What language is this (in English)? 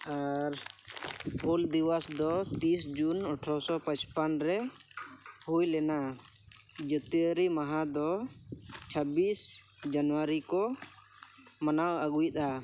Santali